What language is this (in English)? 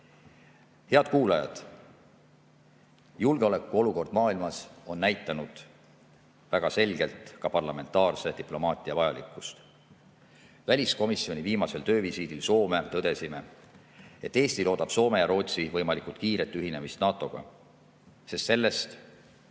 Estonian